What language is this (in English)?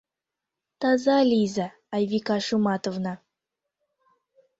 Mari